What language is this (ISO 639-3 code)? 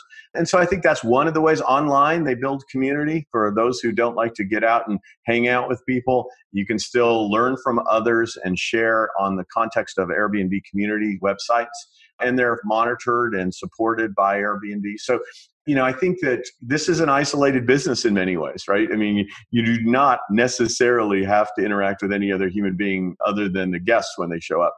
eng